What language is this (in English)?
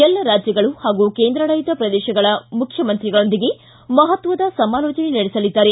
Kannada